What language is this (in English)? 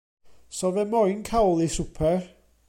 Welsh